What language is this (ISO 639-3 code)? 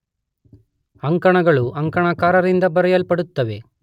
kan